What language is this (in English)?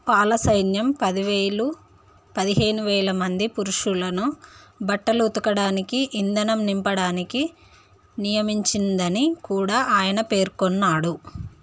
Telugu